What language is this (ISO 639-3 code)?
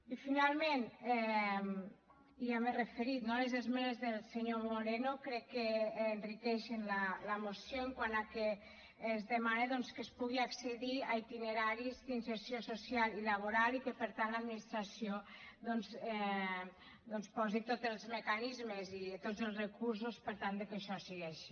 cat